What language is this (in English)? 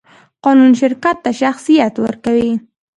Pashto